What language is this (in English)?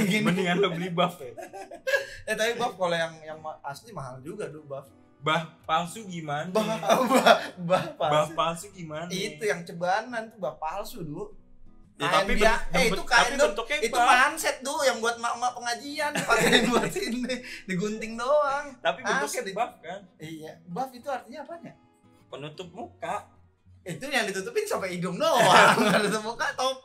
Indonesian